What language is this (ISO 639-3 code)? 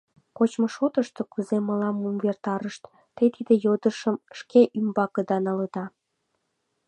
chm